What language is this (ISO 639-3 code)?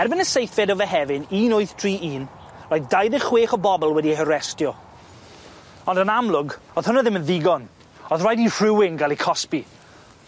cym